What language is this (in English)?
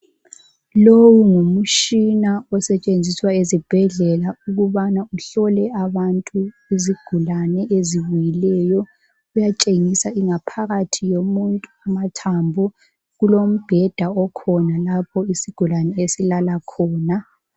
North Ndebele